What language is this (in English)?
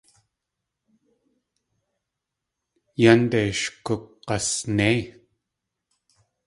Tlingit